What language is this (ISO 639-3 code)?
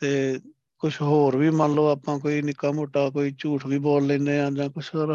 pan